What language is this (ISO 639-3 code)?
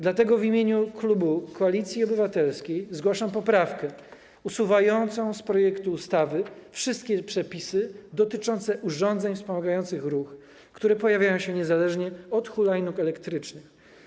pol